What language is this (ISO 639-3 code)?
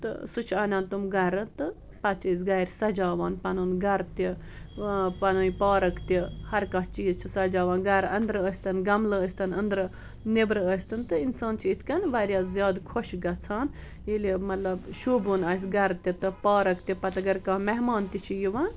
kas